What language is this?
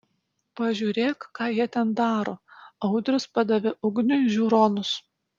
Lithuanian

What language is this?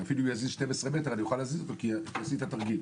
Hebrew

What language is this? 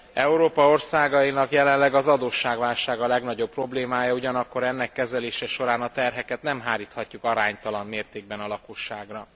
Hungarian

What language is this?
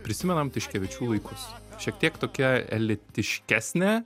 Lithuanian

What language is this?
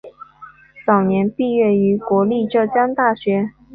Chinese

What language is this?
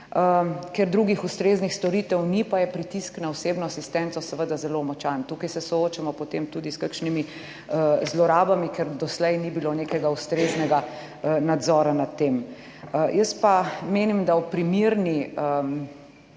Slovenian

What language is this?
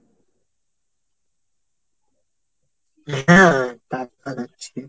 Bangla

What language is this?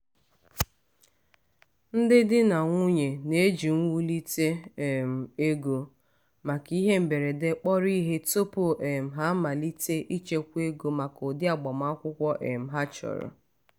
Igbo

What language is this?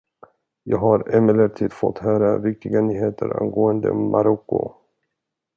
Swedish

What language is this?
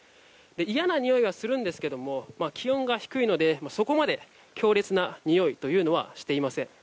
Japanese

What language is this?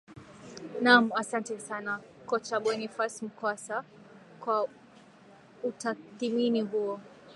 Swahili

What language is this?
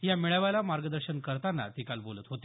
Marathi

